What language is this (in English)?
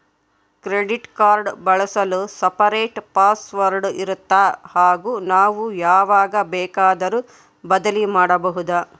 Kannada